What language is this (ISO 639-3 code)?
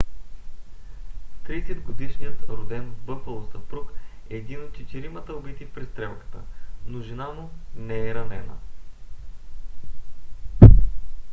bul